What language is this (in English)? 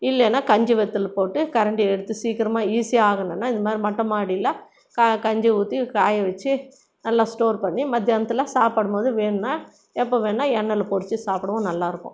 Tamil